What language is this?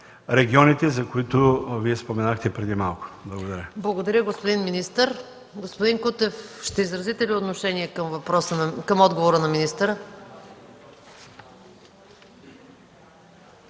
Bulgarian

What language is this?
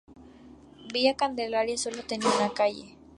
Spanish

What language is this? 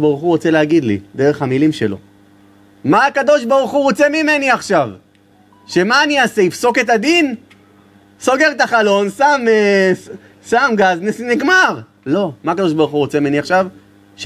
Hebrew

